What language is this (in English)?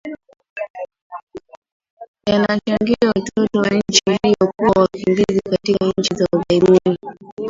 Swahili